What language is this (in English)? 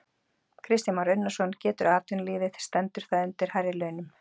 Icelandic